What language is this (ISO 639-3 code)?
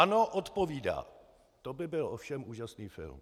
ces